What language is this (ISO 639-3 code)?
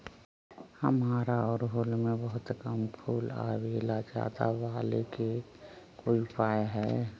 mag